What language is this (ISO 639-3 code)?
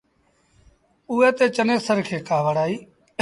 sbn